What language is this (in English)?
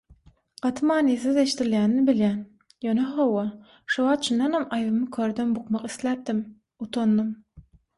Turkmen